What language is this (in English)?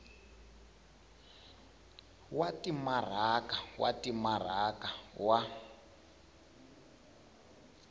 Tsonga